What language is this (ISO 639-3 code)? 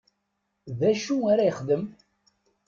kab